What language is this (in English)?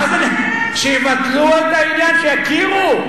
Hebrew